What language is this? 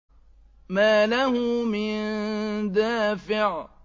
Arabic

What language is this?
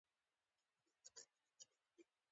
Pashto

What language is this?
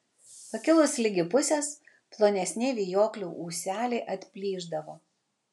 Lithuanian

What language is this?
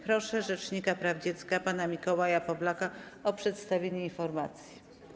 Polish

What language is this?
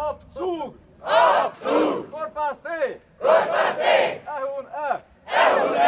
Hungarian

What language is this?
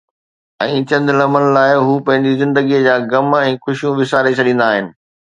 Sindhi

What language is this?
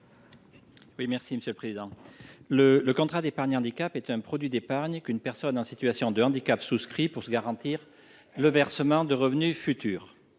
French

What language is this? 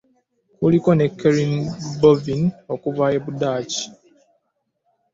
Ganda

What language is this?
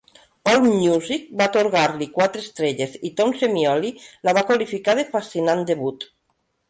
Catalan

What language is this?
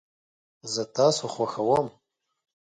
Pashto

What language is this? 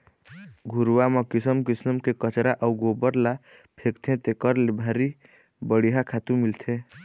Chhattisgarhi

